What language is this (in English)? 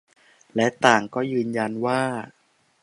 Thai